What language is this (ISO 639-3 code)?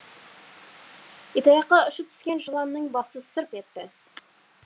kaz